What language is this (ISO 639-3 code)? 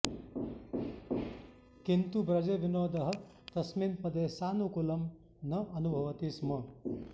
san